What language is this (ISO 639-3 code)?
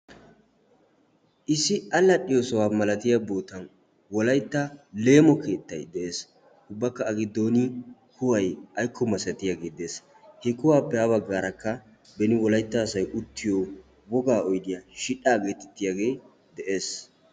wal